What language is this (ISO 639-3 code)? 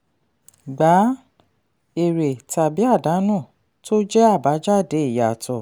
yor